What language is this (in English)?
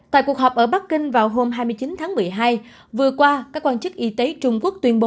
Vietnamese